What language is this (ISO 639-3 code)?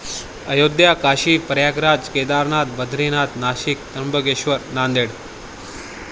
mar